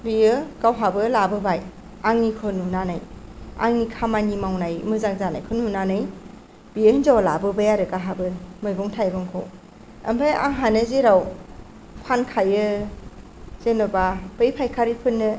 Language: Bodo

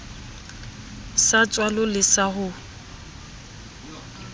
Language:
Southern Sotho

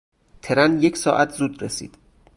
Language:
Persian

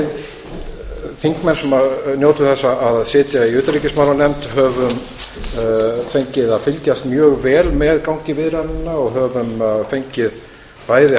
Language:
Icelandic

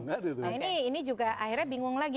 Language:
Indonesian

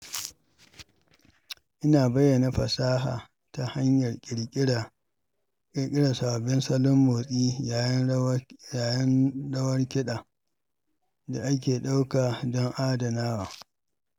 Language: Hausa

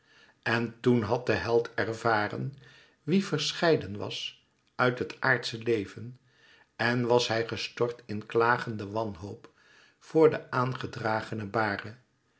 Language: Dutch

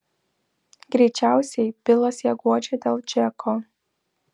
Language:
Lithuanian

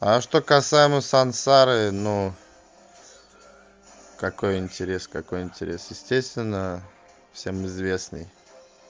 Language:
Russian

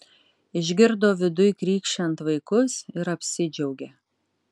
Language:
Lithuanian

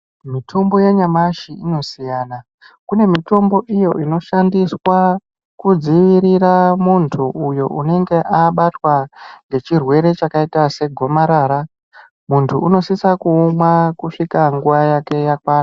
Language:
Ndau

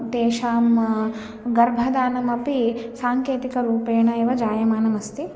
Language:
Sanskrit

